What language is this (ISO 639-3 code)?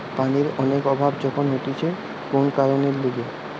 ben